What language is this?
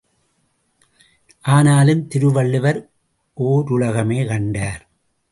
Tamil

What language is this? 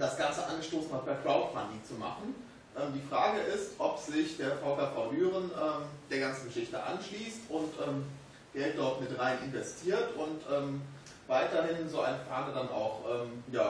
German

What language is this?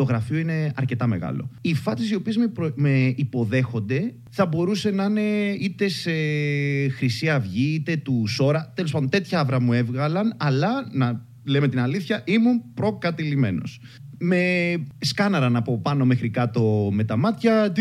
Greek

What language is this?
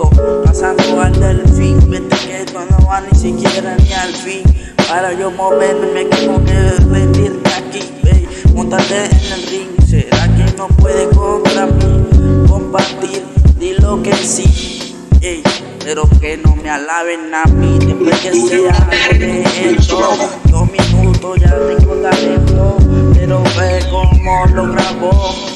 Spanish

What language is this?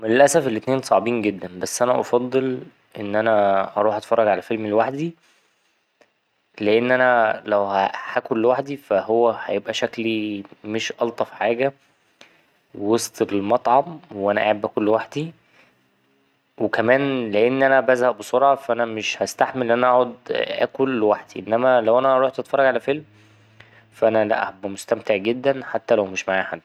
Egyptian Arabic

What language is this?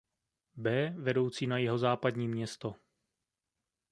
Czech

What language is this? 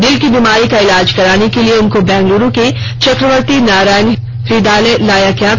Hindi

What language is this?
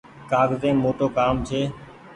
Goaria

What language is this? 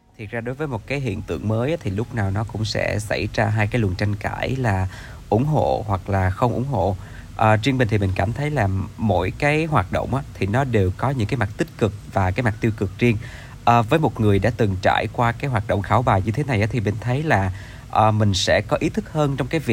Vietnamese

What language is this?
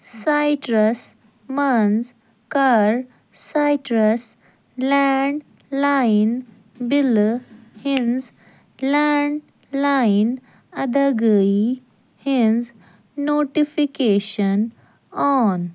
Kashmiri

